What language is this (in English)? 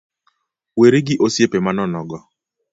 Luo (Kenya and Tanzania)